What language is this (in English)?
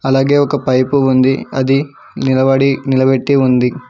Telugu